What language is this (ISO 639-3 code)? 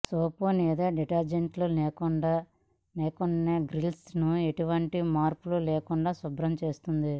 tel